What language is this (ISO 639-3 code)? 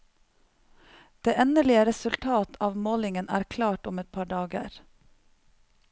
nor